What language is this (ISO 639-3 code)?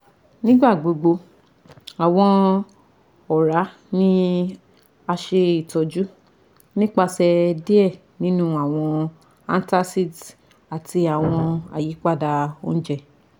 yor